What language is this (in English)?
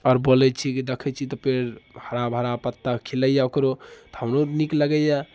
Maithili